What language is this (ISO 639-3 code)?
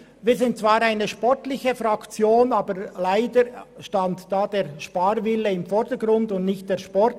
gsw